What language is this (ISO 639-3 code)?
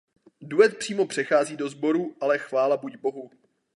ces